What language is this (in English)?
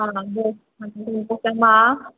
Manipuri